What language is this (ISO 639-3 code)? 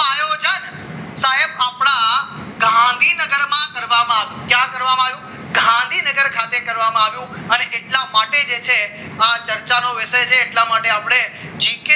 guj